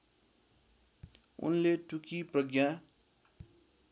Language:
Nepali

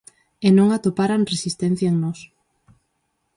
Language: Galician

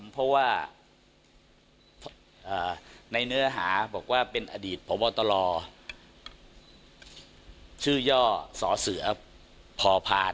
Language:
Thai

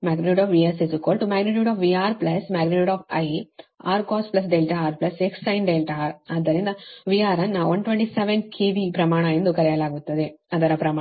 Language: Kannada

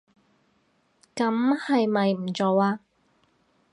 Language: Cantonese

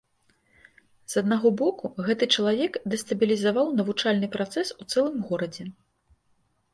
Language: Belarusian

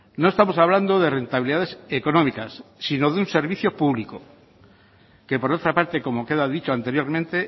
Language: Spanish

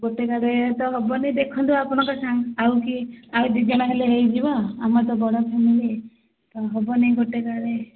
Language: Odia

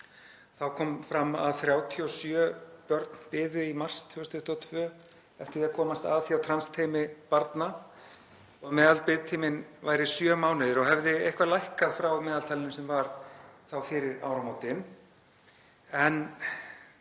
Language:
Icelandic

